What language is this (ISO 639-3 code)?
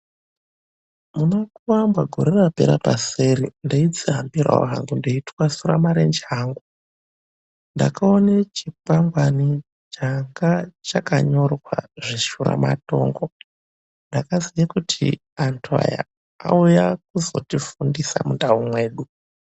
ndc